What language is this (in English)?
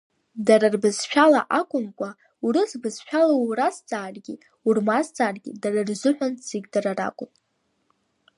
Abkhazian